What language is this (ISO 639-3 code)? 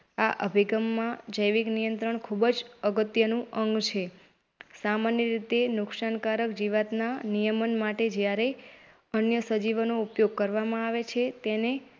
guj